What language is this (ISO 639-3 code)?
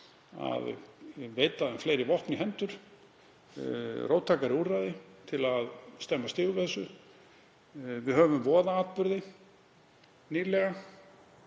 isl